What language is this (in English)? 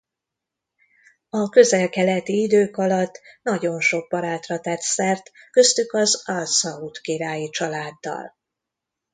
Hungarian